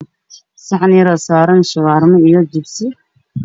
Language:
Somali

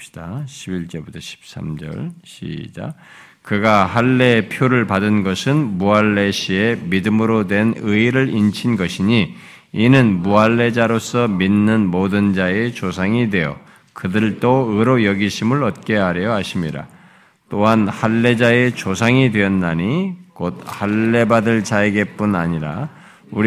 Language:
Korean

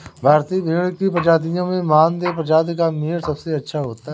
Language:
Hindi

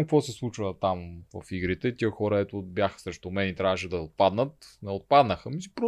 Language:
Bulgarian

